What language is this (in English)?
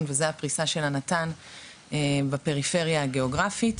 Hebrew